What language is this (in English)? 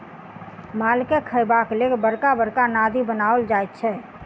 Maithili